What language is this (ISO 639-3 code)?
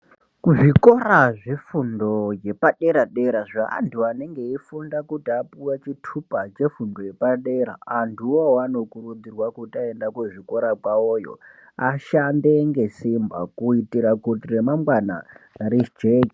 ndc